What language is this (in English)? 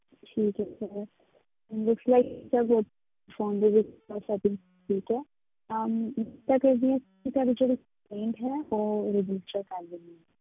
Punjabi